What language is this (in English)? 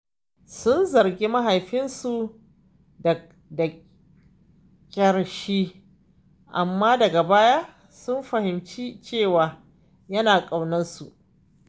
Hausa